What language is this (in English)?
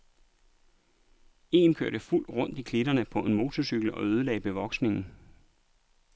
Danish